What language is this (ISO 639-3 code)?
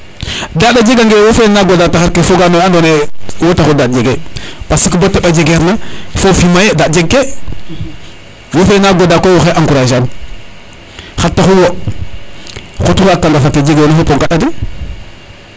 srr